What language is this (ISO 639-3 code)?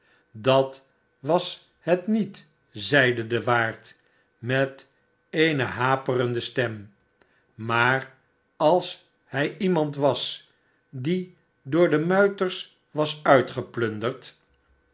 nld